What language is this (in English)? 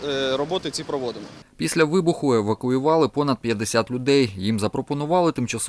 Ukrainian